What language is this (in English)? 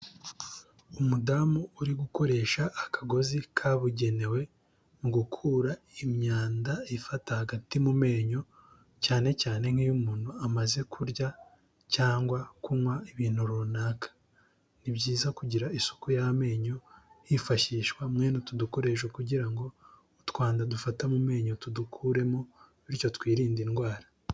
Kinyarwanda